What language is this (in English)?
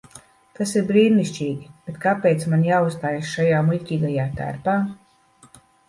Latvian